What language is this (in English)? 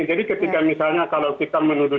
Indonesian